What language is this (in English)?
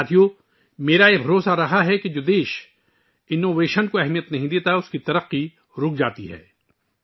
Urdu